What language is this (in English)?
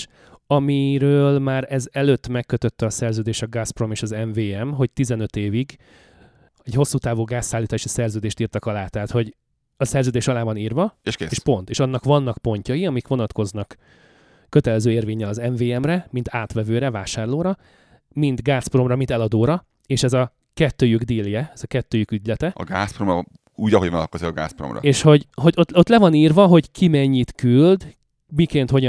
Hungarian